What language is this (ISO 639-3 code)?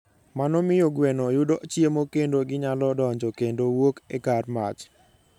luo